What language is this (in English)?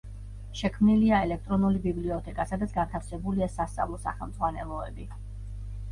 Georgian